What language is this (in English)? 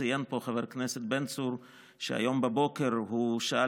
Hebrew